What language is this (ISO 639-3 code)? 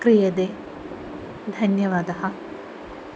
san